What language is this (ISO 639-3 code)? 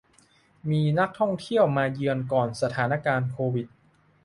tha